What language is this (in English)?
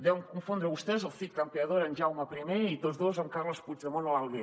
Catalan